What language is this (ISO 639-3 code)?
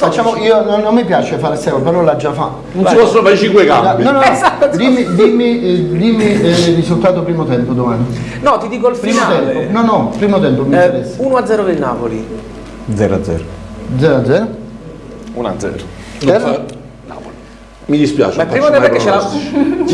ita